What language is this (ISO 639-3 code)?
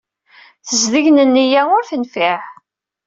kab